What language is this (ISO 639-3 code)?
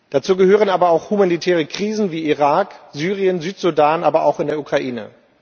deu